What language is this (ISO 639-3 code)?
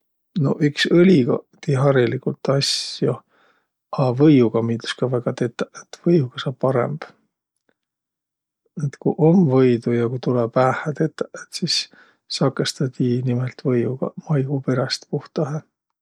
vro